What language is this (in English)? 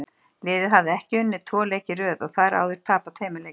Icelandic